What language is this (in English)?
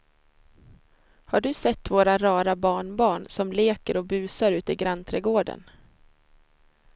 Swedish